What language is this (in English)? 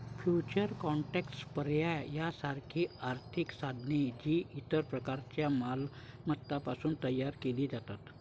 Marathi